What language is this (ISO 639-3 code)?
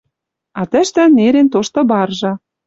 mrj